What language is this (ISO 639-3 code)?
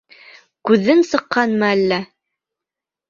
bak